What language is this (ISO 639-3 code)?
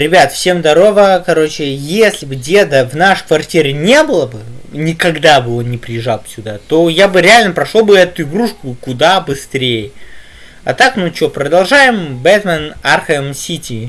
rus